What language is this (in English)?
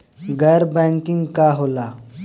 Bhojpuri